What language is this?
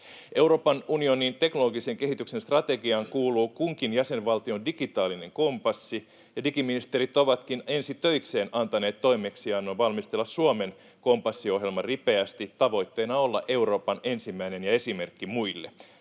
Finnish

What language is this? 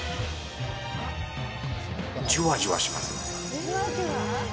Japanese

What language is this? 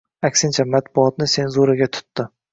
Uzbek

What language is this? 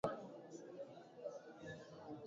Swahili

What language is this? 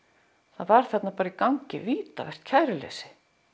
Icelandic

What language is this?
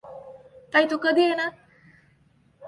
Marathi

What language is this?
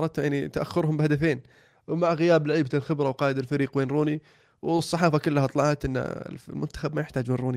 Arabic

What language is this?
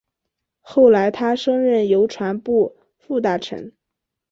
Chinese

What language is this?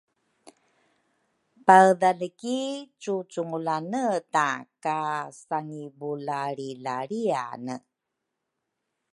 Rukai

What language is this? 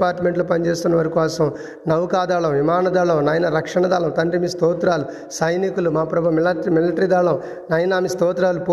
Telugu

